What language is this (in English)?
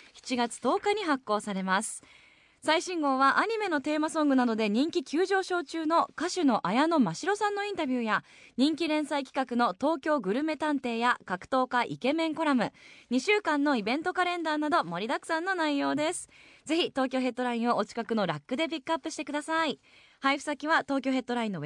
Japanese